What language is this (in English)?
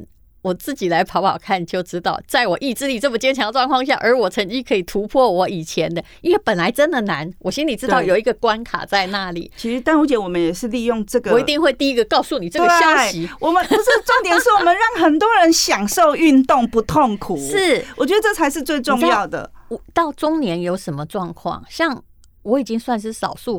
Chinese